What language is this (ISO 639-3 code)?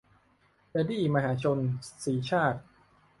tha